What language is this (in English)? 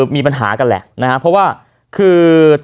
Thai